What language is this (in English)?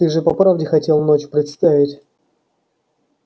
Russian